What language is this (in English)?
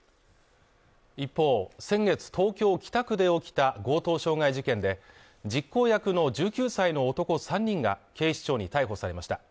Japanese